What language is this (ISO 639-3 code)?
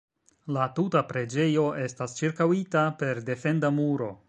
epo